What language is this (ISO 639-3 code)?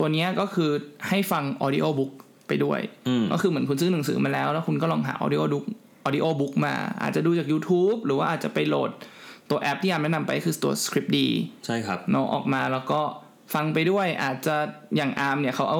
tha